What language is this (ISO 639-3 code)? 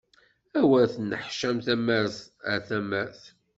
kab